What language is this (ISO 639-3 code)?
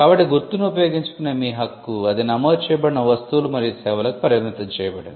tel